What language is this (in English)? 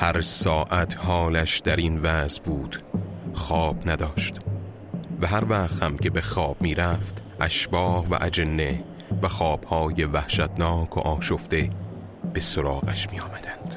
Persian